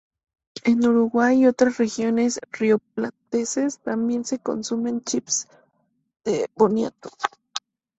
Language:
Spanish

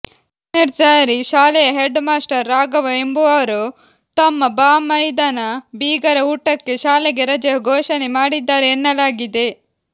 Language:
Kannada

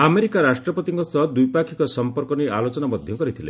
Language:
Odia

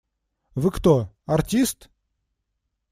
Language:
Russian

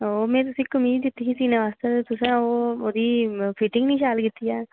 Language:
Dogri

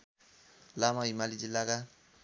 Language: Nepali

